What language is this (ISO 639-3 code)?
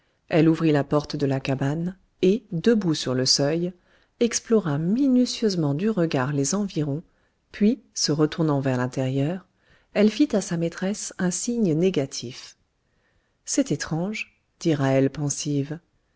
fra